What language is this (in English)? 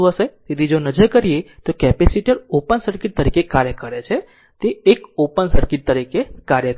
Gujarati